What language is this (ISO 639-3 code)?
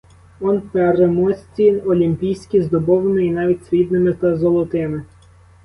ukr